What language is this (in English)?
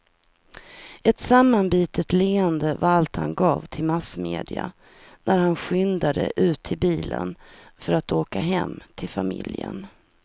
Swedish